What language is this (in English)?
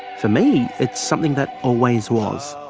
English